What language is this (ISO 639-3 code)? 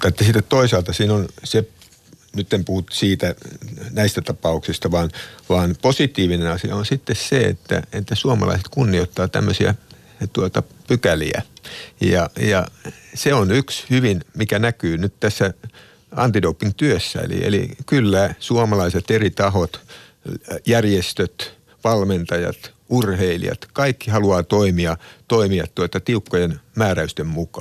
fin